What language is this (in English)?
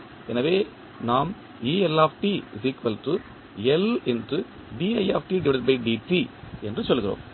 Tamil